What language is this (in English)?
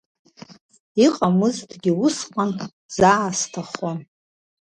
Abkhazian